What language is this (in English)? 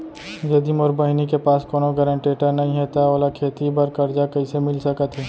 Chhattisgarhi